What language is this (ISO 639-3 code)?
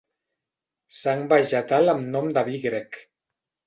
cat